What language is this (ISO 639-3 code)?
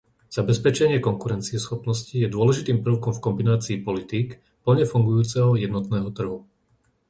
slk